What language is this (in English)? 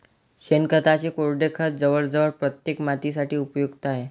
Marathi